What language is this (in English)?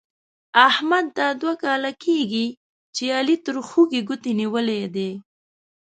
Pashto